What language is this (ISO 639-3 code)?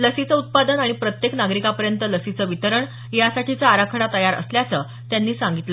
mar